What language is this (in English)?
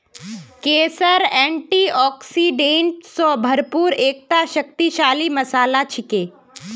Magahi